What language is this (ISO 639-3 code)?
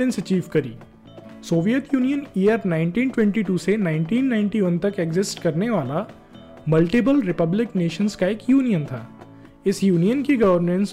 hin